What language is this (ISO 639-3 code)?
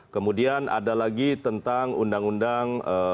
ind